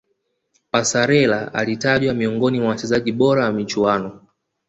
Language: Swahili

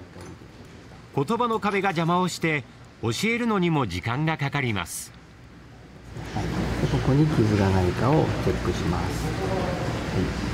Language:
Japanese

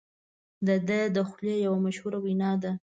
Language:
Pashto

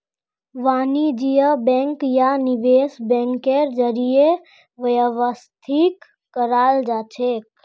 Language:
Magahi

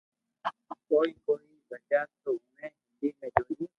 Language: Loarki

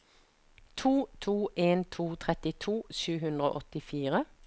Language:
Norwegian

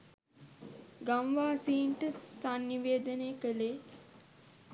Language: Sinhala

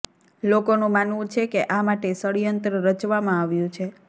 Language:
Gujarati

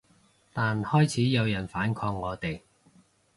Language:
Cantonese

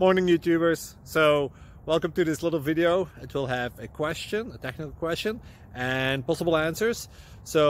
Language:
English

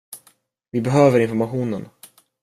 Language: Swedish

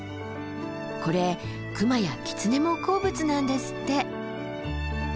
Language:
Japanese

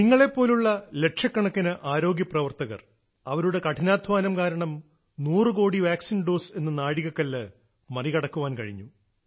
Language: Malayalam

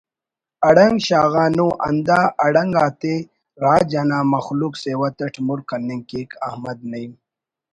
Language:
Brahui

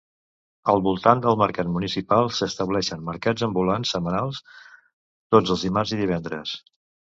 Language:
Catalan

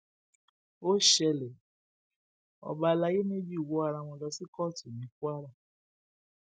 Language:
Yoruba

